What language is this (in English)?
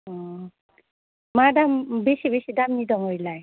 Bodo